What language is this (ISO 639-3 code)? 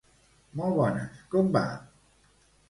cat